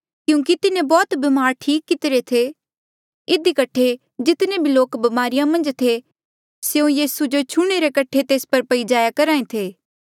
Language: Mandeali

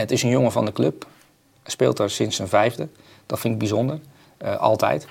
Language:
Dutch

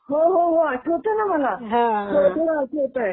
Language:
Marathi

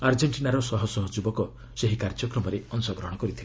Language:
Odia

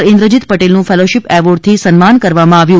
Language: Gujarati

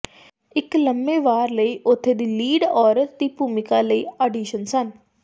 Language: Punjabi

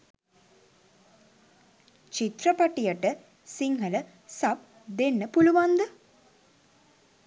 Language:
Sinhala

